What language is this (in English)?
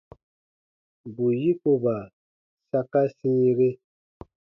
Baatonum